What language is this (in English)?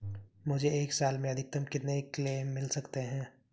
Hindi